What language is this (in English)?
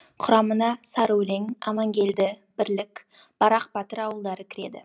Kazakh